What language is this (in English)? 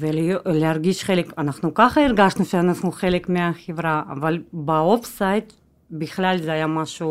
Hebrew